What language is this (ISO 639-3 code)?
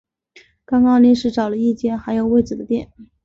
zho